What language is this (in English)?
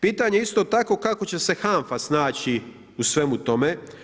Croatian